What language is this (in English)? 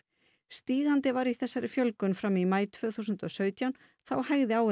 Icelandic